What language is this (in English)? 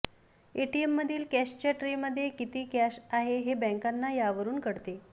Marathi